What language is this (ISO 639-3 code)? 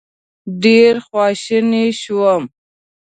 pus